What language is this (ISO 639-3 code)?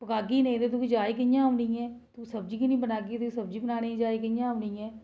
doi